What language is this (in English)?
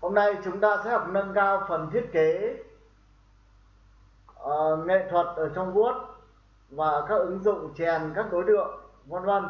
Vietnamese